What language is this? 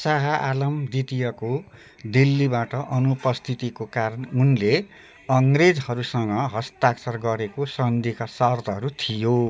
Nepali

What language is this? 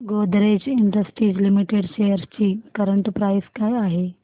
Marathi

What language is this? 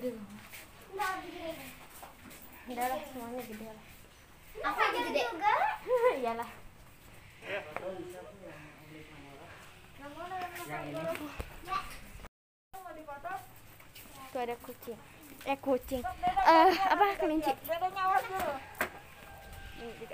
Indonesian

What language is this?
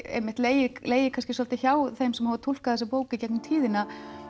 Icelandic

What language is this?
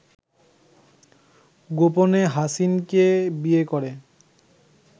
Bangla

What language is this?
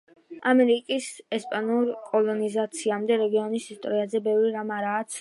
Georgian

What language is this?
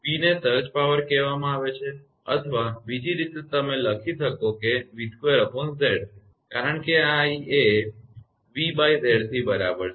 Gujarati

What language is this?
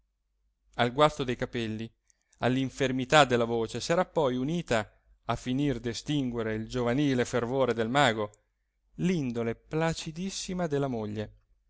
Italian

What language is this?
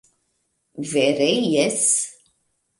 Esperanto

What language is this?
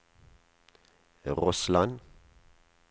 Norwegian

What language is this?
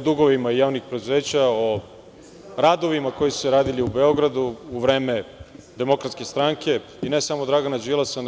Serbian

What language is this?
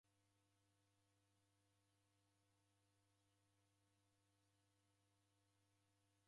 Taita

